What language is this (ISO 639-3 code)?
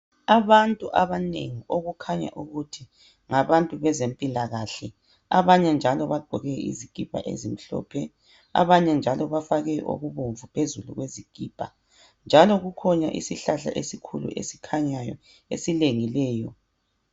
nde